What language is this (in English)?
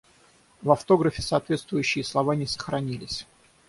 Russian